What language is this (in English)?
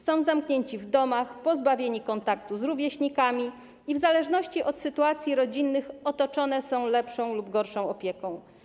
Polish